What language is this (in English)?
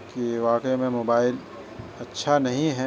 Urdu